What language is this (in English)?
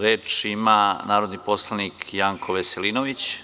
Serbian